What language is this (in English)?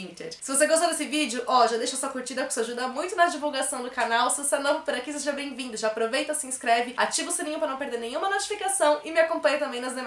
Portuguese